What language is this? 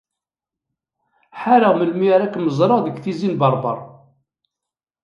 Kabyle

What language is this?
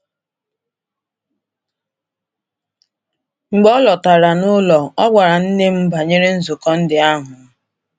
Igbo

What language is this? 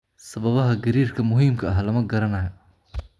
Somali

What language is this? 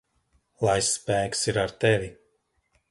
Latvian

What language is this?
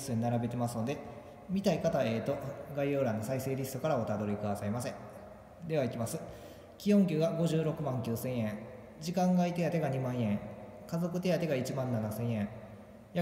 Japanese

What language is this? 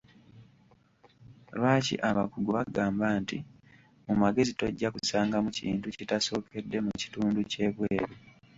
Ganda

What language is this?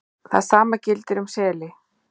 Icelandic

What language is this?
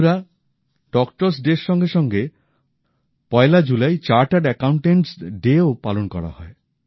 Bangla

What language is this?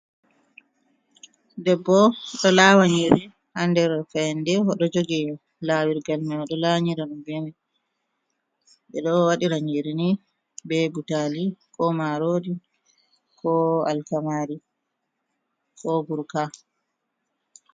Fula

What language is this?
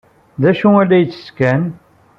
Kabyle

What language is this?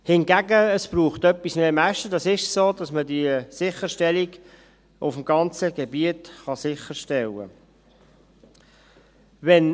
Swiss German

